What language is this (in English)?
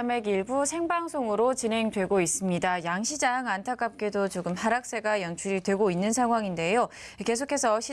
Korean